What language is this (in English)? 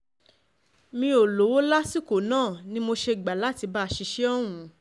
Yoruba